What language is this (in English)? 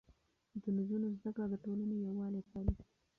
Pashto